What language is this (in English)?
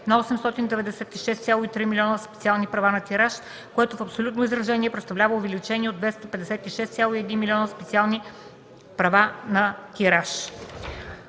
Bulgarian